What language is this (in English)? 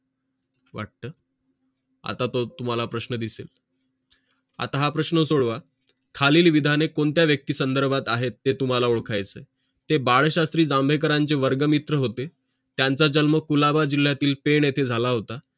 Marathi